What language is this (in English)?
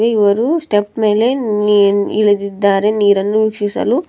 Kannada